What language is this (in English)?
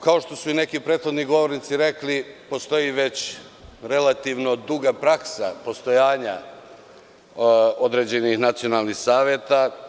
Serbian